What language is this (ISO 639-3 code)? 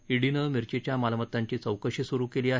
mar